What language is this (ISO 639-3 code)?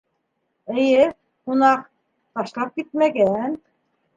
bak